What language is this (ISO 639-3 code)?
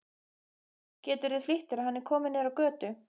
isl